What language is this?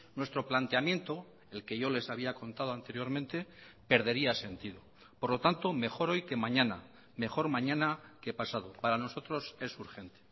Spanish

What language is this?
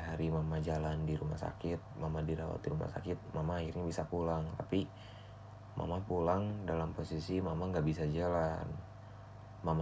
Indonesian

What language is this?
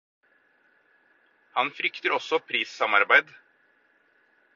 Norwegian Bokmål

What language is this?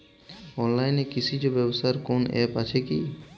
Bangla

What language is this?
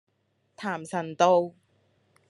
Cantonese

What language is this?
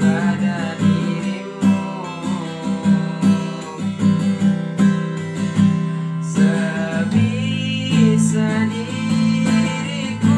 Indonesian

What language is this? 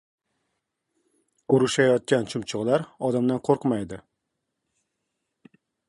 Uzbek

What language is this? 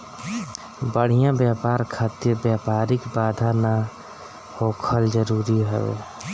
Bhojpuri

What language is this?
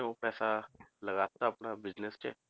Punjabi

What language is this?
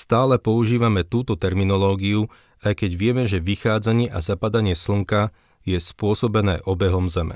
Slovak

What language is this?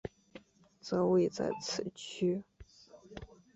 Chinese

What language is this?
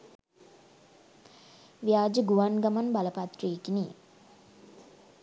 Sinhala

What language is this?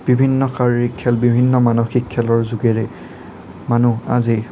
Assamese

